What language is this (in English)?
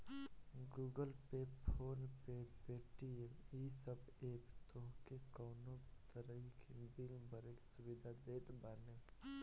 Bhojpuri